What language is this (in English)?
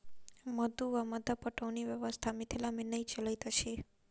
Maithili